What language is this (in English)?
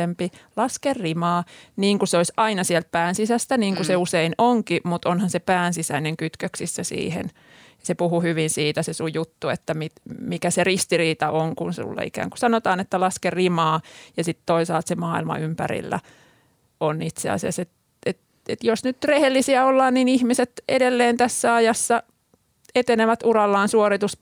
Finnish